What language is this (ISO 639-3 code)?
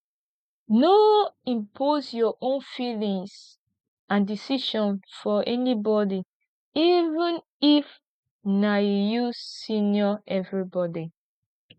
pcm